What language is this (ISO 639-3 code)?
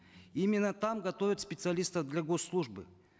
kaz